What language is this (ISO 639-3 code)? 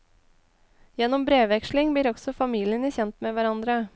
nor